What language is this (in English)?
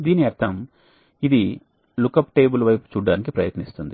Telugu